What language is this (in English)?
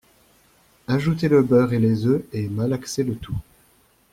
French